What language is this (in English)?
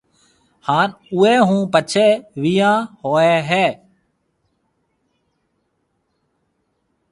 Marwari (Pakistan)